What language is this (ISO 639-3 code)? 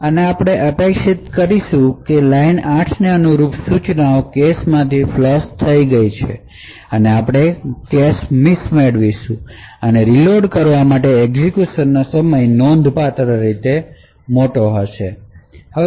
guj